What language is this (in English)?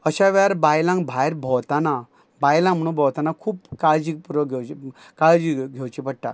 Konkani